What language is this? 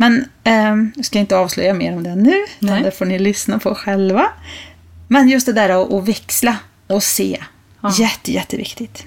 Swedish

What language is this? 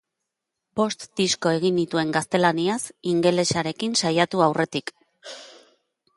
Basque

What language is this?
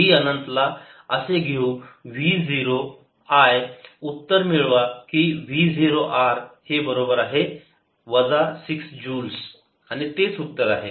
Marathi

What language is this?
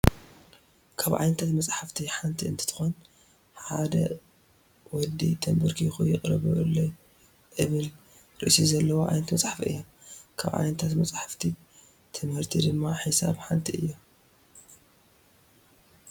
Tigrinya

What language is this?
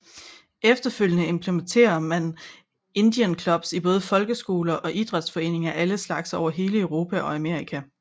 Danish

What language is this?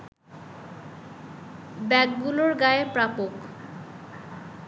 Bangla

